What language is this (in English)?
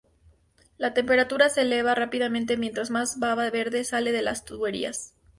Spanish